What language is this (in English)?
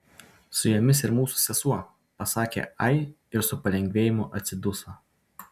Lithuanian